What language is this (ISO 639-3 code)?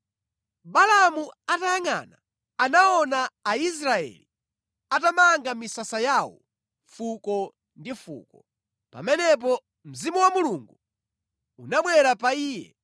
nya